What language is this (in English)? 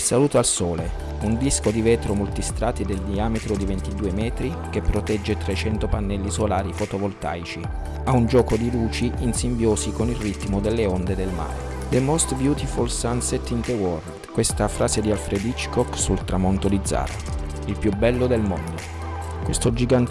Italian